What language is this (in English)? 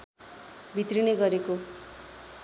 Nepali